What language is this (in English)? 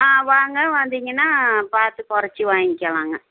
Tamil